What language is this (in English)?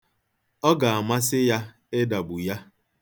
Igbo